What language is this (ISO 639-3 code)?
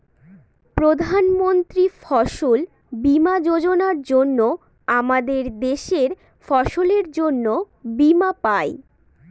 ben